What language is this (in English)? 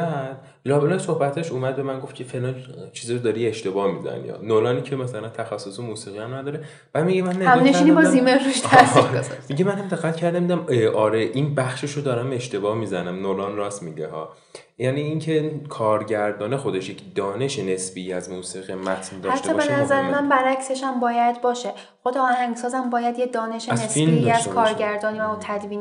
Persian